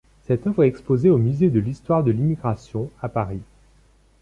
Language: French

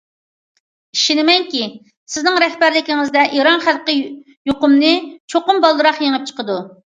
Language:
Uyghur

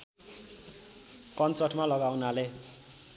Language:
Nepali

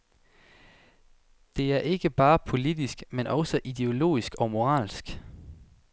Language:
Danish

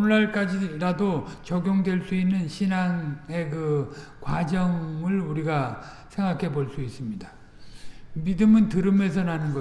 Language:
Korean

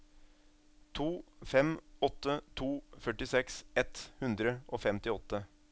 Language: Norwegian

